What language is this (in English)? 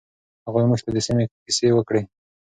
Pashto